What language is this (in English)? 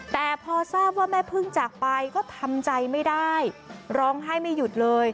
Thai